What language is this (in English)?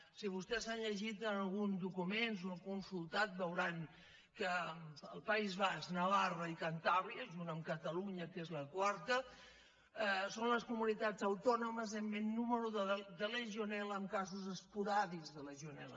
Catalan